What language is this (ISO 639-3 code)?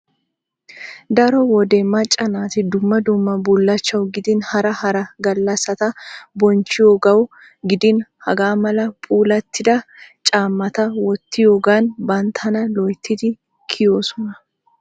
wal